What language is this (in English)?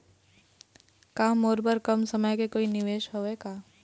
Chhattisgarhi